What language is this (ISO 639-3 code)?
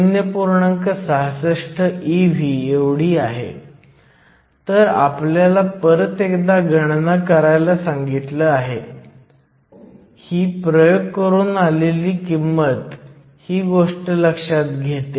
mar